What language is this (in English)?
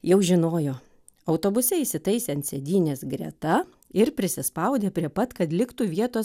Lithuanian